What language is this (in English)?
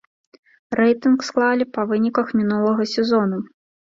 Belarusian